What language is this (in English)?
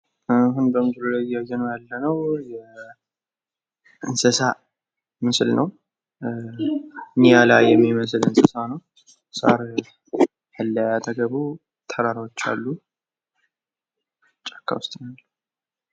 Amharic